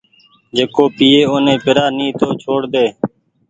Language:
Goaria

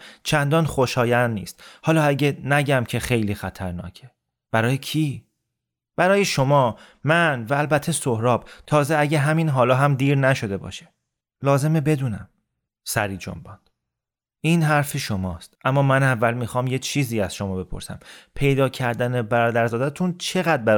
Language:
Persian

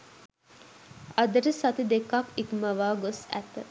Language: Sinhala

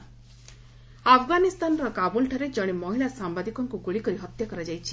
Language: Odia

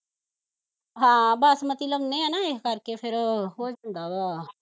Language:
Punjabi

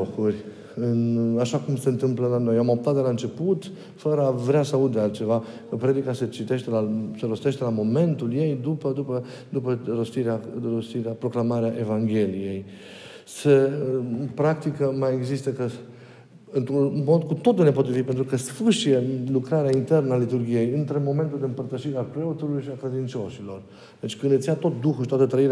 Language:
Romanian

